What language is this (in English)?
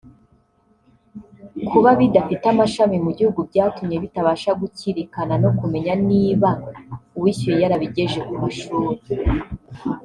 Kinyarwanda